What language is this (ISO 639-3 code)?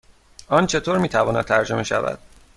fas